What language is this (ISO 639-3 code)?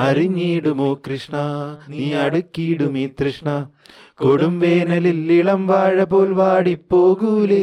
mal